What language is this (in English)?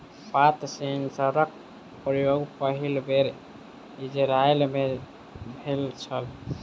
Maithili